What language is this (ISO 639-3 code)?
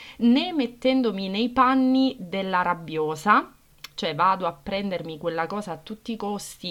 ita